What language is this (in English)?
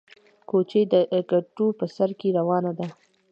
Pashto